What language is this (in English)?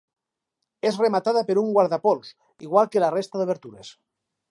Catalan